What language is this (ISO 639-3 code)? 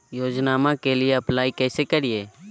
mag